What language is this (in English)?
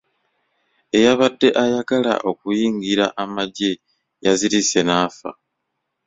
Ganda